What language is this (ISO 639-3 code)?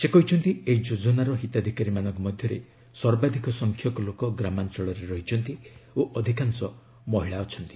ori